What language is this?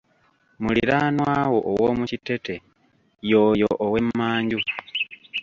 Ganda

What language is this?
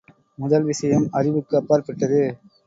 Tamil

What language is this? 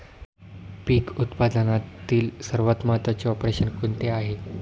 Marathi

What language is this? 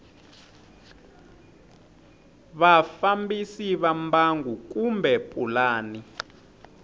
Tsonga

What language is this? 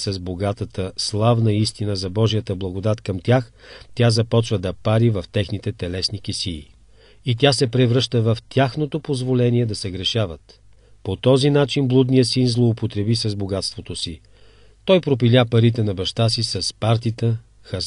Bulgarian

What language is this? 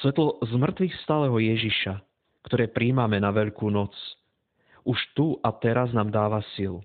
Slovak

